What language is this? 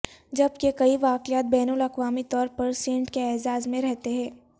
Urdu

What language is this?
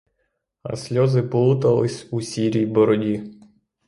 Ukrainian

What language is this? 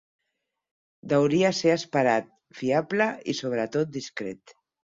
Catalan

